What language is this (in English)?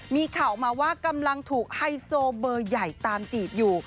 Thai